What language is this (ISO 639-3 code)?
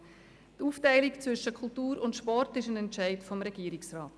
gsw